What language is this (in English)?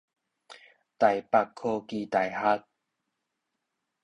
Min Nan Chinese